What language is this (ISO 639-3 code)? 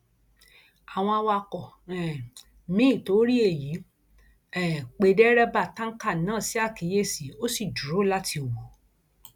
yor